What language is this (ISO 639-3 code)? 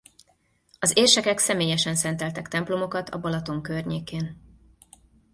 hun